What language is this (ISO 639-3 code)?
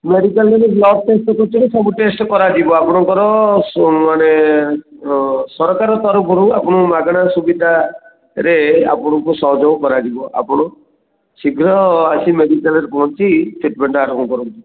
ori